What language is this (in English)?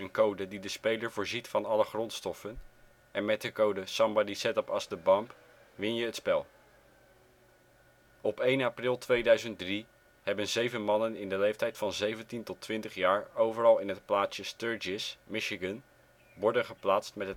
Dutch